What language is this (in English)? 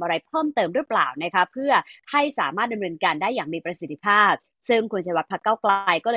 Thai